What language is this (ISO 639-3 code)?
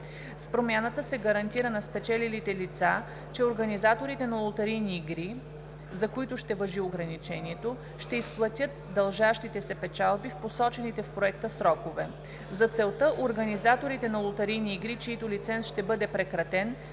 bul